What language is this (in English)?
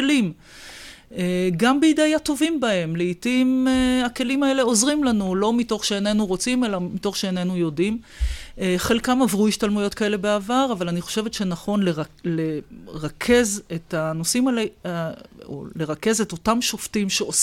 Hebrew